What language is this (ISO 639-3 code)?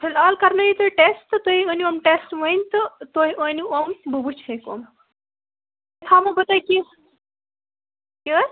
kas